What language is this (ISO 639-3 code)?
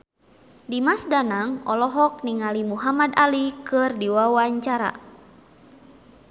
sun